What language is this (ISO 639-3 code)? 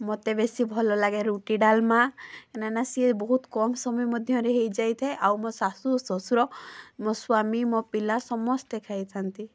ori